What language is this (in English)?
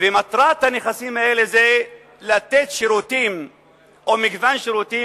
Hebrew